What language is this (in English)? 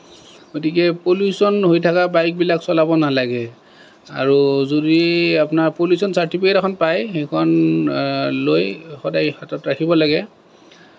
Assamese